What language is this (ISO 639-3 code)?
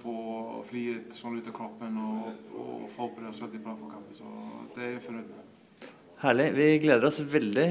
nor